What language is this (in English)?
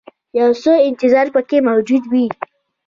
Pashto